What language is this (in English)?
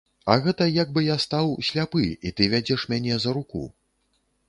Belarusian